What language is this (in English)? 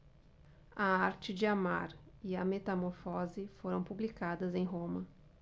Portuguese